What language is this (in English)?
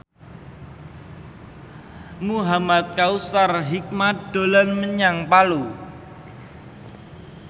Javanese